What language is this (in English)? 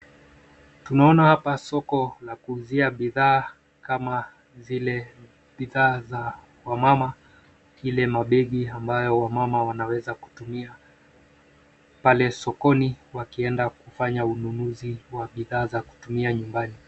Swahili